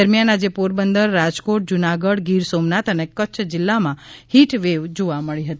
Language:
Gujarati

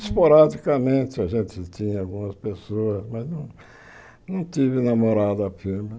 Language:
Portuguese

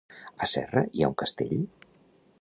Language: Catalan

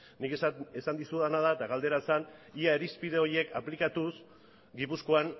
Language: Basque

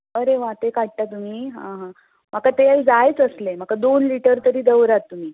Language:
Konkani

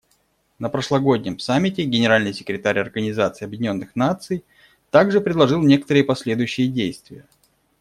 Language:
Russian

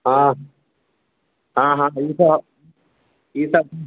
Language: Maithili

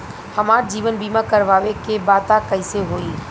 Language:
Bhojpuri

